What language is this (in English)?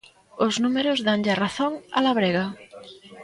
Galician